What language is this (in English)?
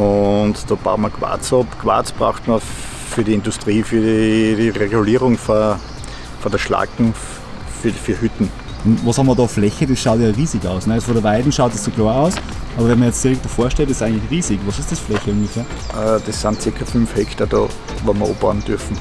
German